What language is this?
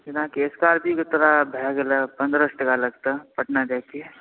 Maithili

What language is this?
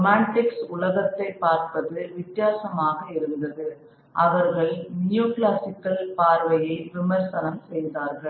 Tamil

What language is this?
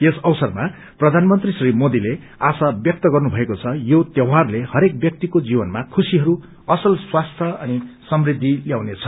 Nepali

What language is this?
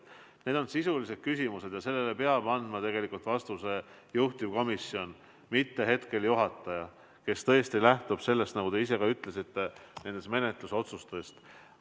Estonian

